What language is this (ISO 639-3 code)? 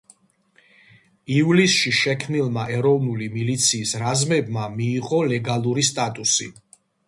kat